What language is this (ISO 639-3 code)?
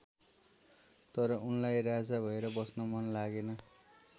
nep